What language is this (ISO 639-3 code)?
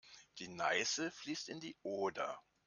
deu